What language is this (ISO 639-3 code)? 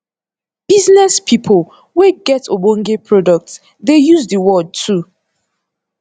pcm